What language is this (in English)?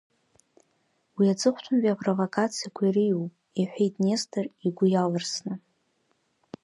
Abkhazian